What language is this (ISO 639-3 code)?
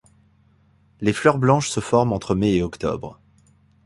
fra